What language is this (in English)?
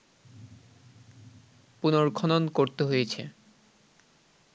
Bangla